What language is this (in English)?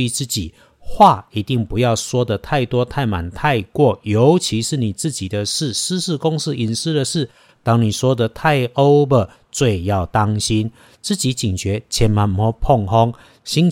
Chinese